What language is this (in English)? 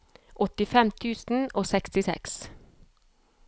Norwegian